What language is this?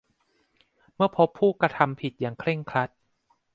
Thai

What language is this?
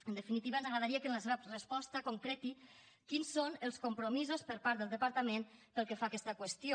Catalan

